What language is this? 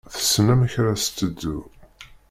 Kabyle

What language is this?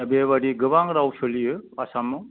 Bodo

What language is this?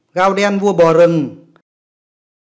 Vietnamese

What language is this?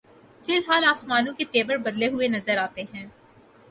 Urdu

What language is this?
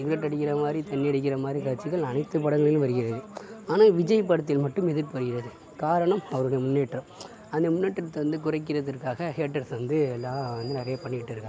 Tamil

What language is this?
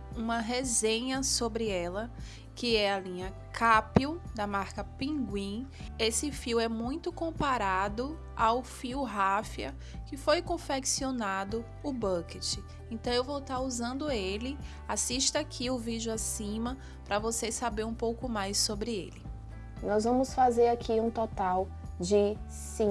Portuguese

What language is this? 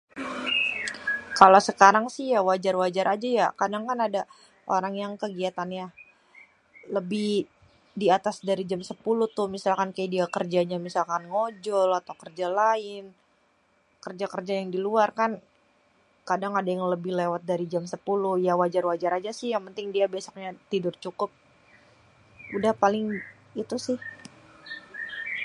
Betawi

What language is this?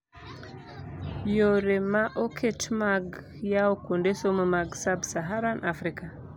Luo (Kenya and Tanzania)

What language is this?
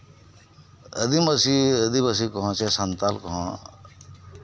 Santali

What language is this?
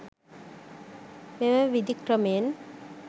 Sinhala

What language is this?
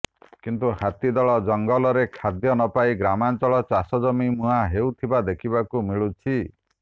Odia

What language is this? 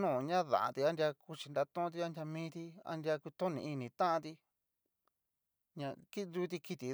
Cacaloxtepec Mixtec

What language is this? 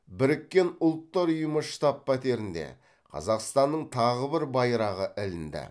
Kazakh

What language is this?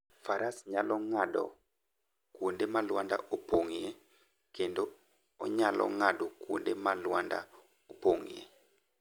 Luo (Kenya and Tanzania)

